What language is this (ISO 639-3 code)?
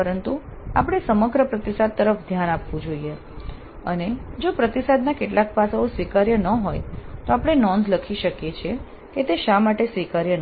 guj